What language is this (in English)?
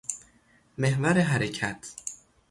Persian